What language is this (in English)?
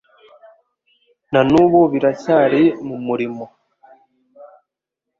Kinyarwanda